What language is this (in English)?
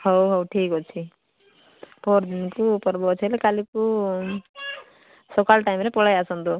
Odia